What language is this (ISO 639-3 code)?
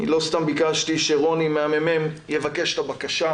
heb